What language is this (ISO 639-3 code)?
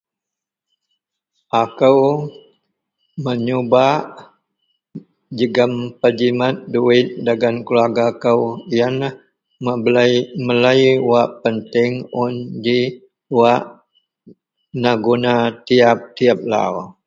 mel